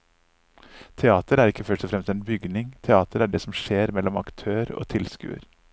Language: Norwegian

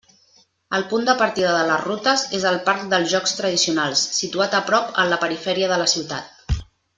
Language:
Catalan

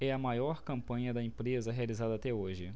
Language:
Portuguese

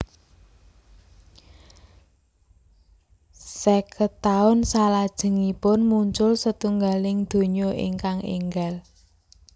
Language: Javanese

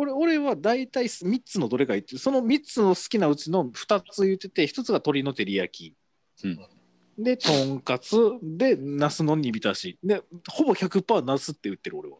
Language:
Japanese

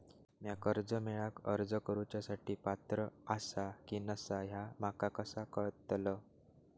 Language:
Marathi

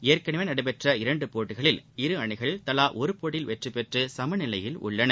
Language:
Tamil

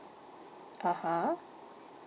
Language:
English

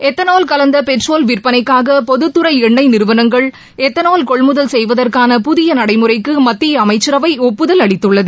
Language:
Tamil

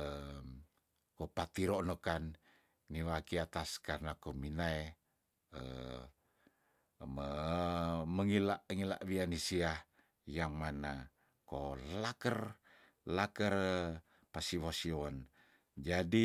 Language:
Tondano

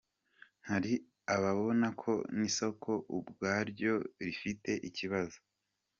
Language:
Kinyarwanda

